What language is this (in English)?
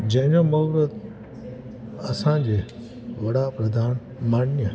Sindhi